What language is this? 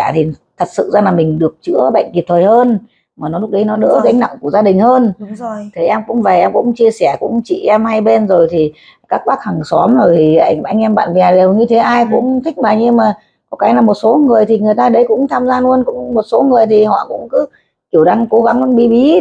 Vietnamese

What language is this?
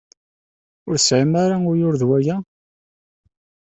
Kabyle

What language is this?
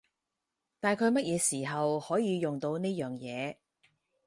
Cantonese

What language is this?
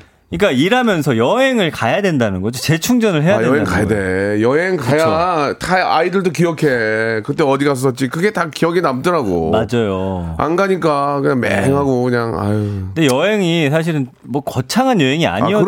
Korean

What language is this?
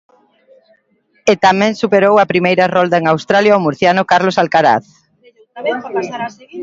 Galician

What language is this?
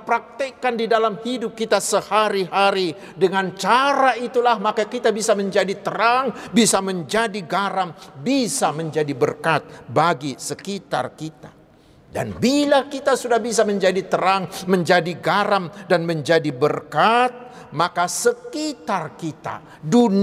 Indonesian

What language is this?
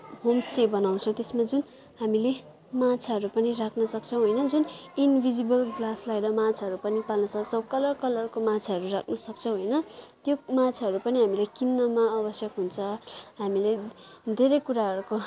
Nepali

